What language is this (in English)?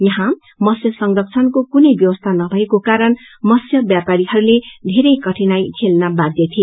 Nepali